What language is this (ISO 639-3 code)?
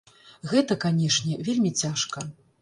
bel